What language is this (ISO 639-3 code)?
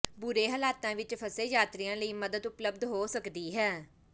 pan